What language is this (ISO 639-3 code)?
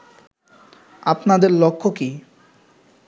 ben